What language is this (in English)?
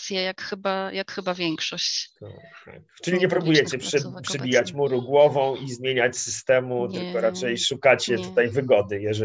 Polish